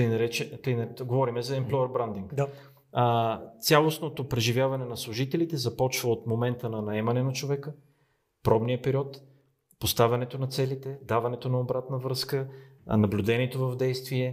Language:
Bulgarian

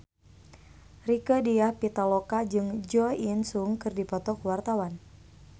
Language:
Sundanese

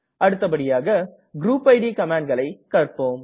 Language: Tamil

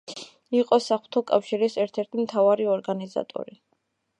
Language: Georgian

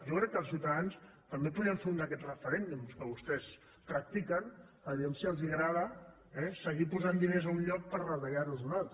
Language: Catalan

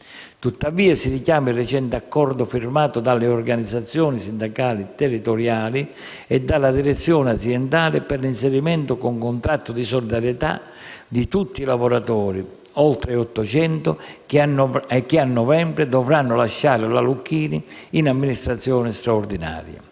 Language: Italian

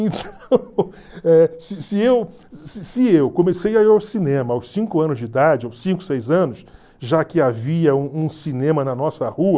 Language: Portuguese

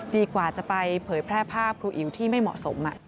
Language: Thai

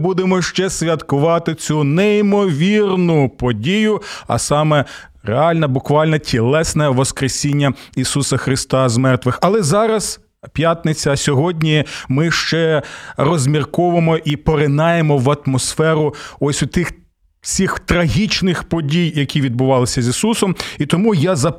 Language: Ukrainian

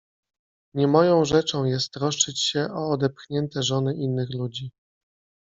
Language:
Polish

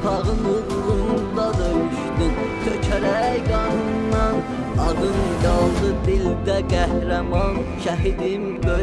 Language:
Dutch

